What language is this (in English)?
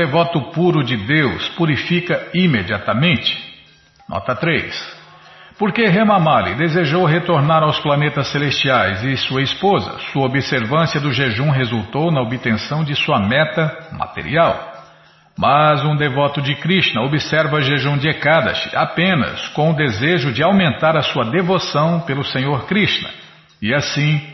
Portuguese